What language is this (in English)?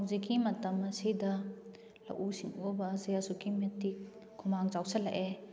Manipuri